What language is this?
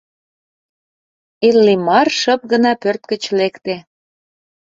Mari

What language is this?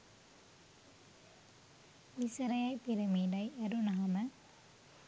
Sinhala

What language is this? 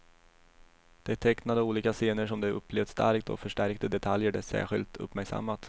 Swedish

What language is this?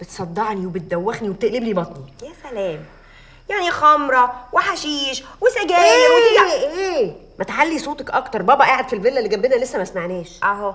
Arabic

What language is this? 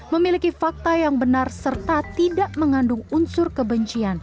Indonesian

